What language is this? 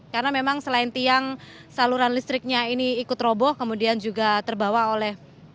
Indonesian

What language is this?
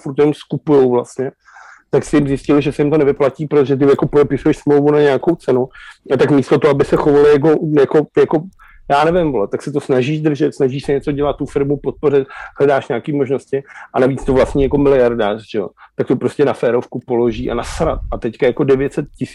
Czech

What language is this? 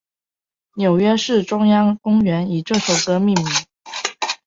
Chinese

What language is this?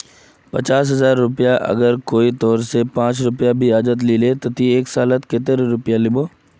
Magahi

